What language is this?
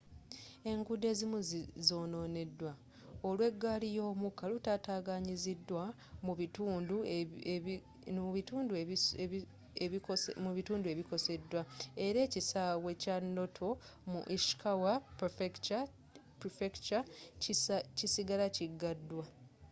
Ganda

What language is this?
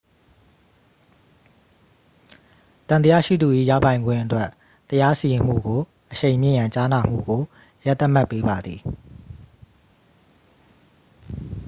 Burmese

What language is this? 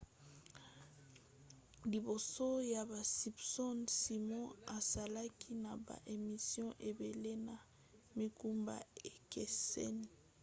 Lingala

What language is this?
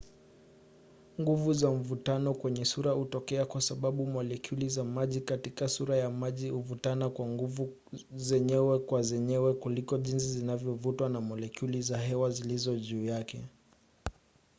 Swahili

